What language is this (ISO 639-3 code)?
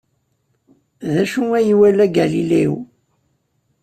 kab